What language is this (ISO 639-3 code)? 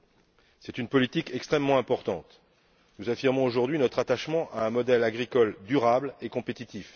fra